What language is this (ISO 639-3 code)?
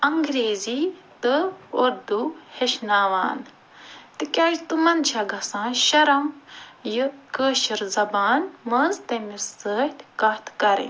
kas